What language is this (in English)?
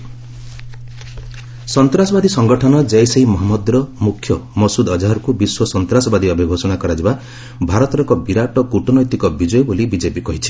Odia